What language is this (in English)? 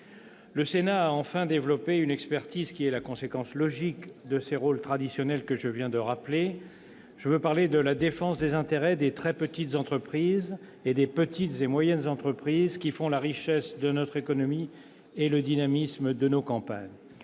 French